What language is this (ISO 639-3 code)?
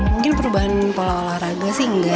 ind